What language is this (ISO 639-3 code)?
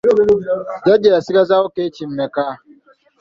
lug